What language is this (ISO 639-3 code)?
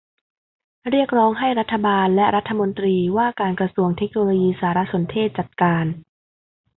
tha